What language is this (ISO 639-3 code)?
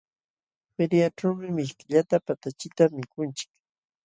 qxw